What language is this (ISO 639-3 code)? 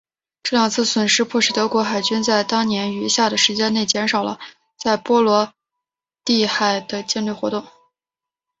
zho